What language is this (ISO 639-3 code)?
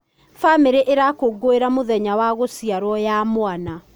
kik